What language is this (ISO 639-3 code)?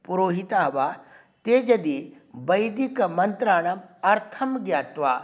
san